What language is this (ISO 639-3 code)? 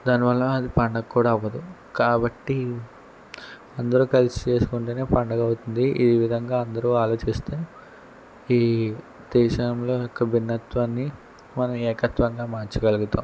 tel